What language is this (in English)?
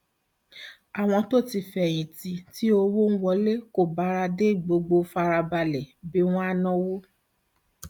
Yoruba